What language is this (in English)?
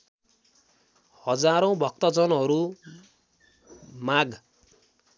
Nepali